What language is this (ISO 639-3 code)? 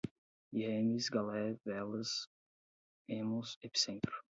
por